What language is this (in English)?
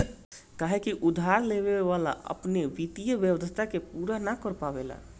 Bhojpuri